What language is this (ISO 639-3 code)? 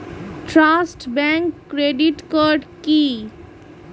ben